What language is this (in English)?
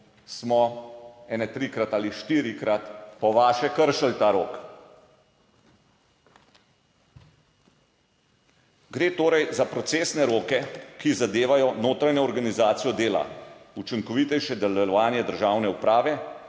Slovenian